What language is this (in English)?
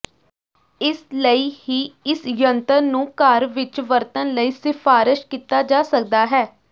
Punjabi